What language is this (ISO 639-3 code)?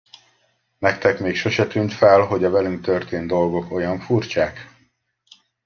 hun